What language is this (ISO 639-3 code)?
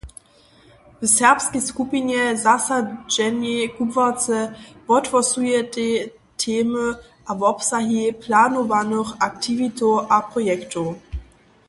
hsb